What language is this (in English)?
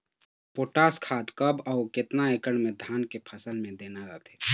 Chhattisgarhi